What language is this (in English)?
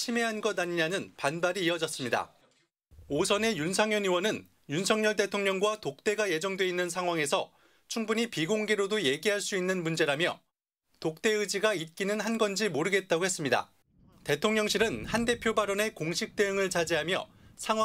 Korean